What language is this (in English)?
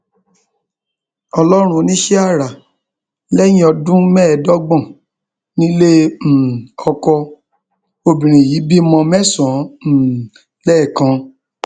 Yoruba